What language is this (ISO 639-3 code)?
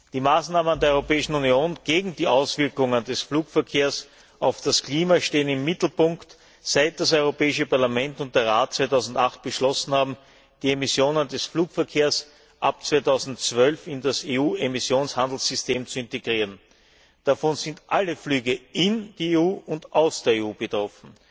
deu